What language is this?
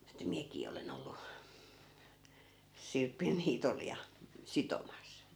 Finnish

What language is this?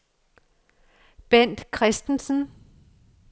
Danish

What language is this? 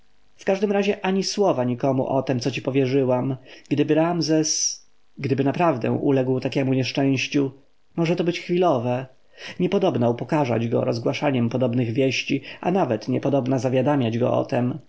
Polish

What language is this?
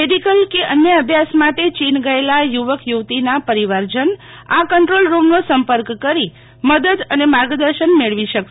Gujarati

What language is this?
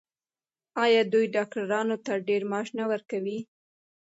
Pashto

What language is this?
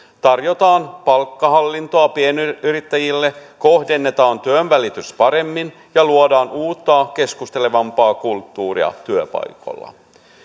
Finnish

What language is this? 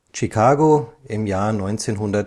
German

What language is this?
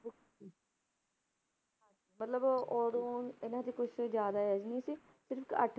Punjabi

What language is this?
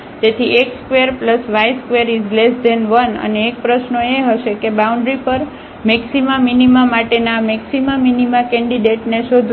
Gujarati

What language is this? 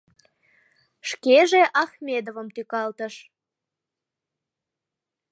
Mari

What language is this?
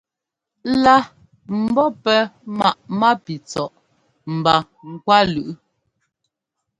Ngomba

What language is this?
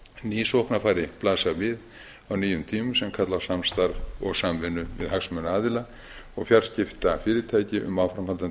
Icelandic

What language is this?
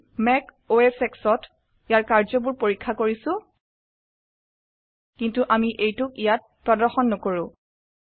Assamese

